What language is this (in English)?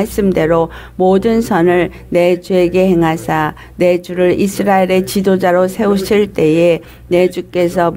Korean